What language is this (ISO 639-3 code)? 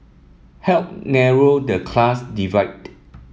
eng